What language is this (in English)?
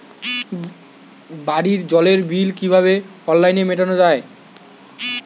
Bangla